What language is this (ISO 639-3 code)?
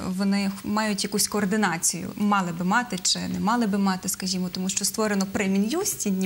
ukr